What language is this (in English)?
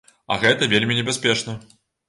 Belarusian